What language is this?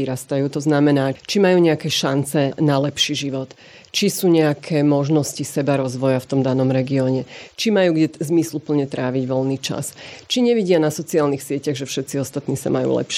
Slovak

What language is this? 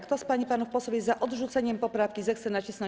Polish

